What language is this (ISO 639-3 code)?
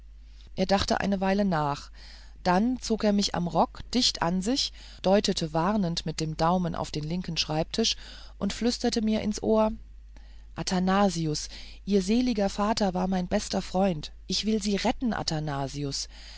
deu